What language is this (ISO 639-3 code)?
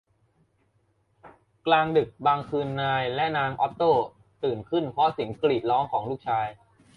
tha